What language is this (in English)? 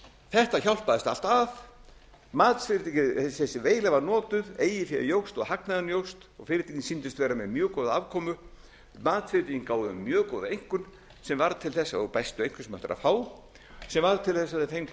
Icelandic